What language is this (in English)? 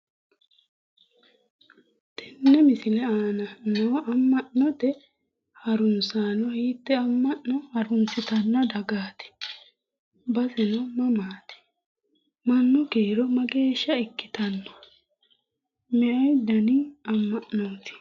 Sidamo